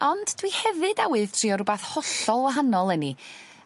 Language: Welsh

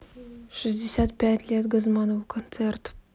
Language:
Russian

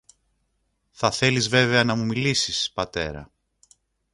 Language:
Greek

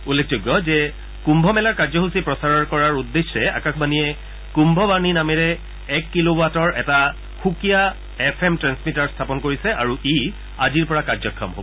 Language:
Assamese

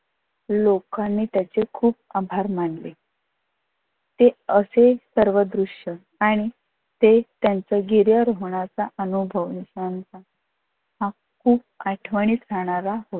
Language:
Marathi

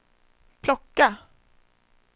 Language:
Swedish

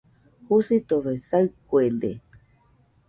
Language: Nüpode Huitoto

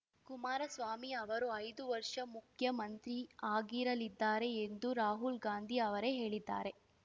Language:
Kannada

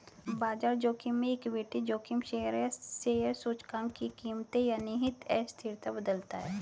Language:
Hindi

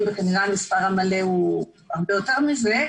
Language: Hebrew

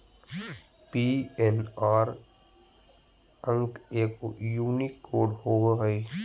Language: Magahi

